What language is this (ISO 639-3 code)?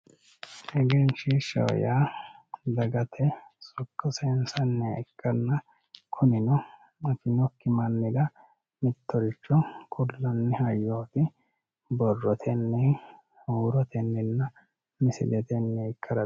sid